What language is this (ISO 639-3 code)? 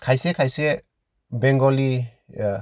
brx